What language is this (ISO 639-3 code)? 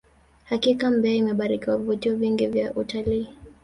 swa